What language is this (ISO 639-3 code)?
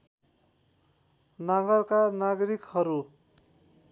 nep